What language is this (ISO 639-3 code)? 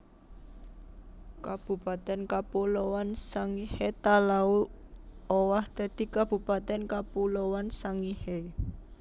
jav